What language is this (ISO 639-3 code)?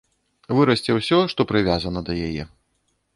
bel